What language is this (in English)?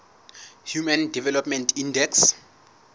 Southern Sotho